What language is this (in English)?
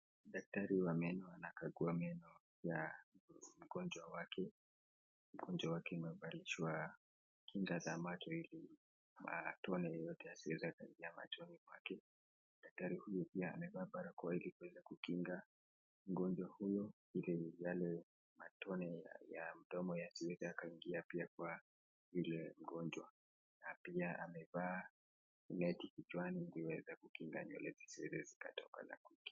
Swahili